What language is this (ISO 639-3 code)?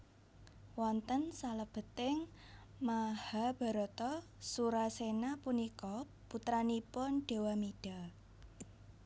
jav